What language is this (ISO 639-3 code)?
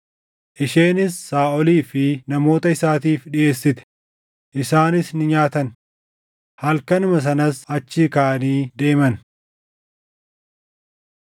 orm